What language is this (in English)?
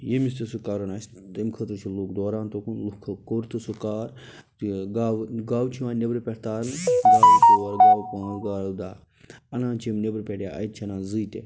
Kashmiri